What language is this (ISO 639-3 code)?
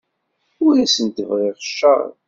kab